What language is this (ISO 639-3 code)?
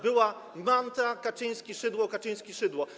pol